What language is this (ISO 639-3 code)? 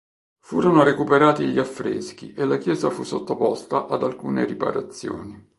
ita